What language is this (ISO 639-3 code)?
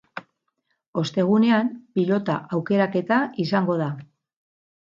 eus